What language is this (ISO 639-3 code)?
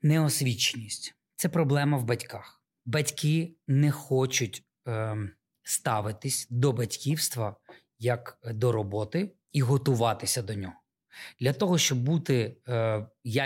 ukr